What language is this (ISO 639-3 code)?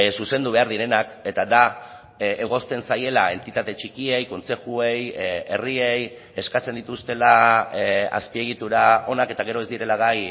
eus